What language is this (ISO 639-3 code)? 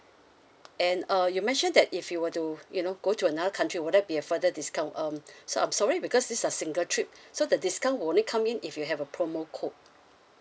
eng